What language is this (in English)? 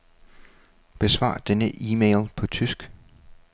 Danish